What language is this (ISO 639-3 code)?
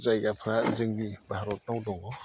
brx